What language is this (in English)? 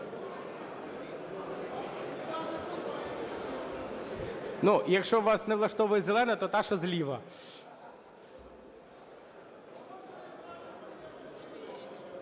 Ukrainian